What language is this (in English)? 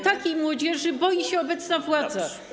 Polish